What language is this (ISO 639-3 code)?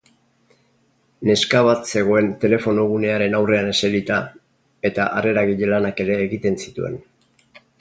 eus